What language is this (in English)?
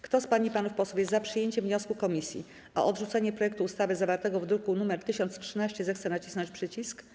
Polish